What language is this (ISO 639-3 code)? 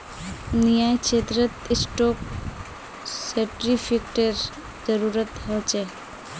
mag